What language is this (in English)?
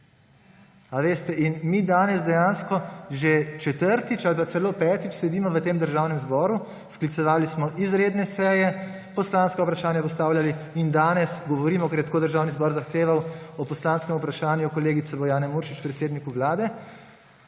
Slovenian